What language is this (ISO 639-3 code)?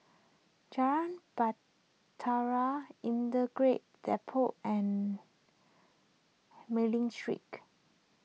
eng